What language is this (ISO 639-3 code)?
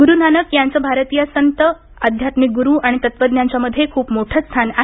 mar